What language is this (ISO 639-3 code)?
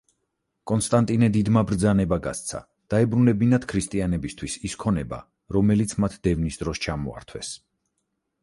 kat